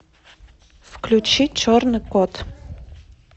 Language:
Russian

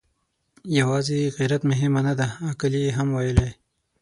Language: Pashto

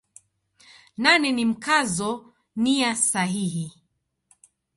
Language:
Swahili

